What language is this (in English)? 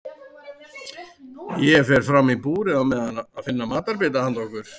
Icelandic